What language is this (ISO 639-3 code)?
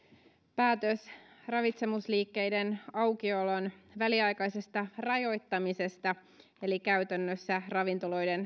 fin